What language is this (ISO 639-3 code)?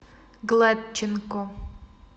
rus